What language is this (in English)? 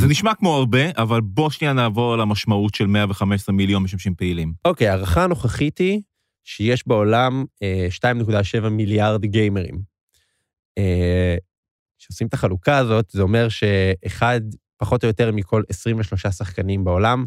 Hebrew